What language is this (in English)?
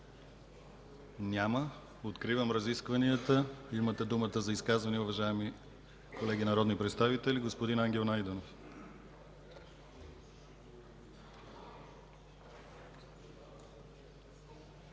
Bulgarian